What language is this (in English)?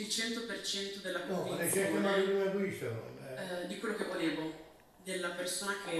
Italian